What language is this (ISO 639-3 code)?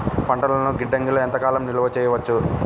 tel